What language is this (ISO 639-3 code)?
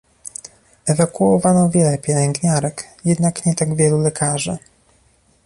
pol